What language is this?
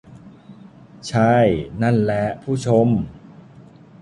Thai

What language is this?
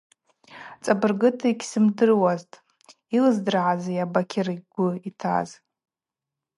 Abaza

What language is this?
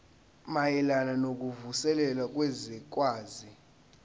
Zulu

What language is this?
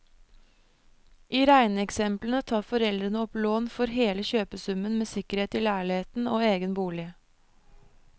Norwegian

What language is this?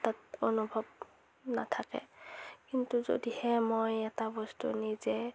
Assamese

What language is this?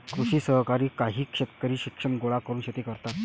Marathi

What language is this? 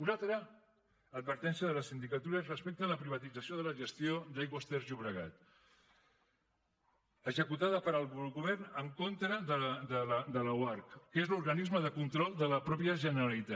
Catalan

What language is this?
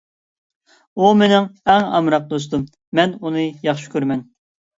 Uyghur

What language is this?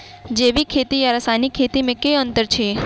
Maithili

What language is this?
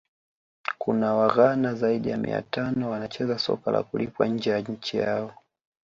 Swahili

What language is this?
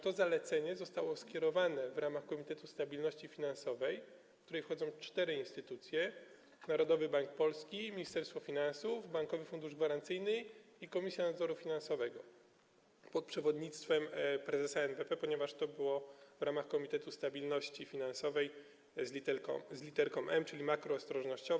Polish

